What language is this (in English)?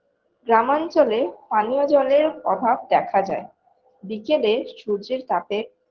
Bangla